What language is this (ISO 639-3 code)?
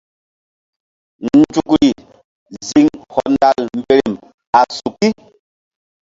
mdd